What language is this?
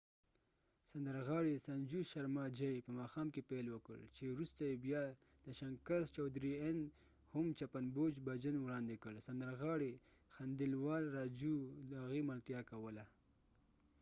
Pashto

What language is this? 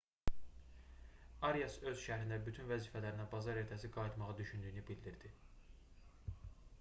Azerbaijani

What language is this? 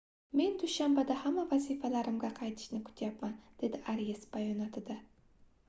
Uzbek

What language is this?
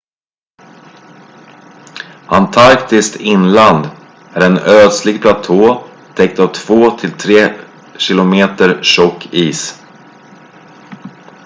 Swedish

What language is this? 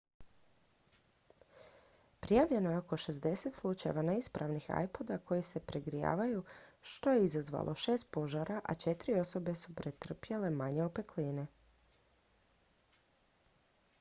Croatian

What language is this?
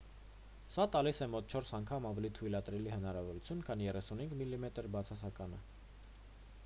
Armenian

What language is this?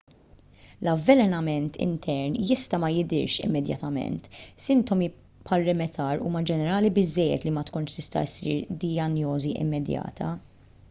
Maltese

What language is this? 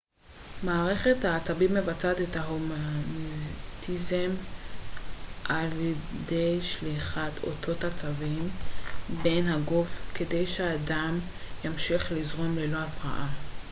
Hebrew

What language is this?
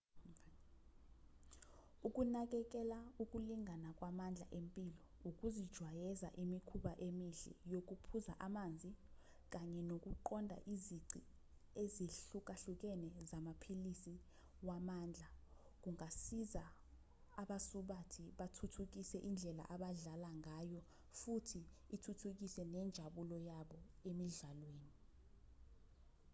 Zulu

